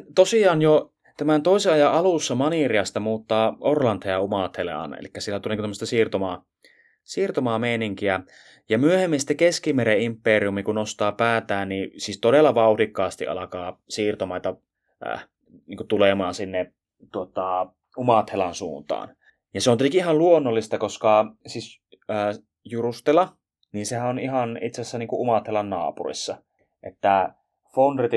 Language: Finnish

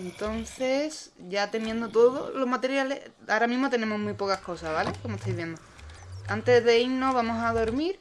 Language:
Spanish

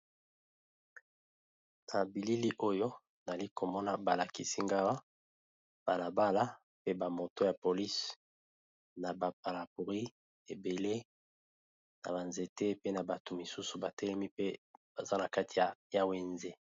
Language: Lingala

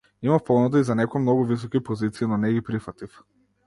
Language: Macedonian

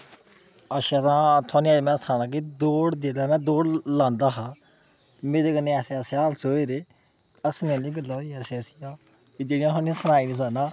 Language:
Dogri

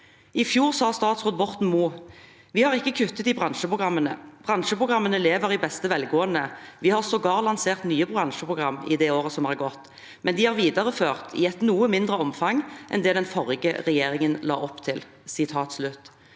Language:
Norwegian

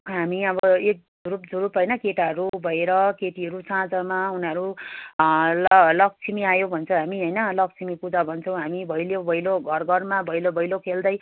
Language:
Nepali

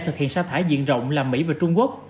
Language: Vietnamese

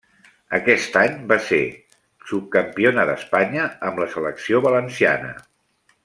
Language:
Catalan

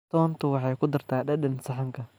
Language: Somali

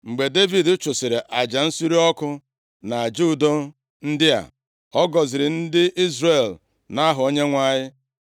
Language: Igbo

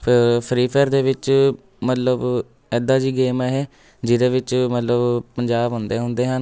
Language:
Punjabi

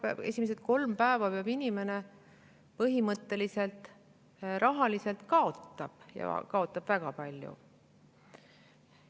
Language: Estonian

